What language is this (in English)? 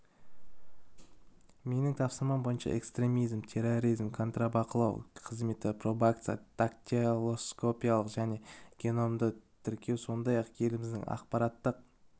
Kazakh